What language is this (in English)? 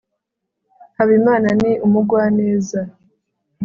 Kinyarwanda